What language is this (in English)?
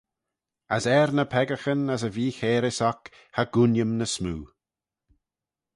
Manx